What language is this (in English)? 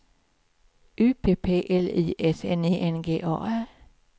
Swedish